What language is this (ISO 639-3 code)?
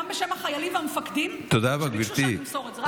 heb